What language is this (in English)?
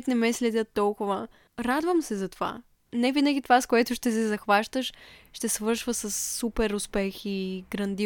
Bulgarian